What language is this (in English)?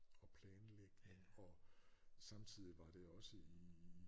Danish